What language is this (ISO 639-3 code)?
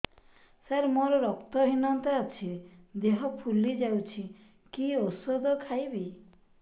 ori